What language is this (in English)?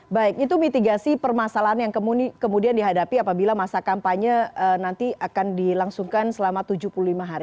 Indonesian